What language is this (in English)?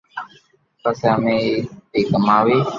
Loarki